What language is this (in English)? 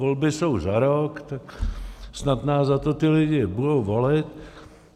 Czech